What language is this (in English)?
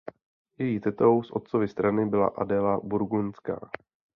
Czech